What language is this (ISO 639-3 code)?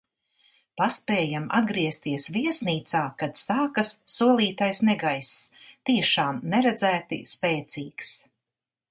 lav